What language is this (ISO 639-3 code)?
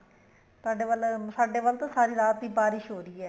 pan